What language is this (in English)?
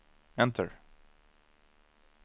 Swedish